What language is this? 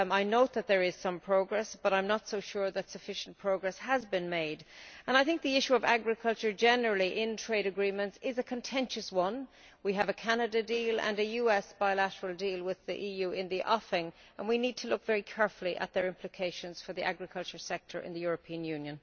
English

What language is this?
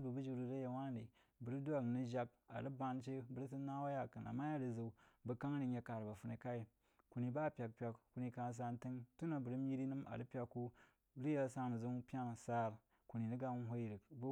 Jiba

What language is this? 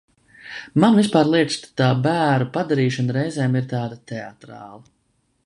Latvian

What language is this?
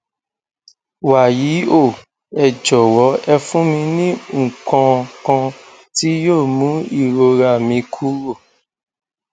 Yoruba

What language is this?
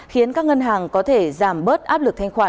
Vietnamese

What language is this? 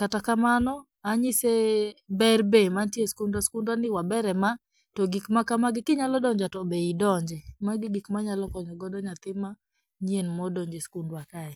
Luo (Kenya and Tanzania)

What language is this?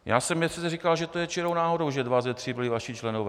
Czech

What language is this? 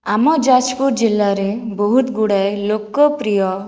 Odia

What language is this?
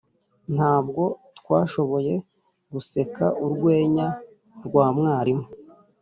Kinyarwanda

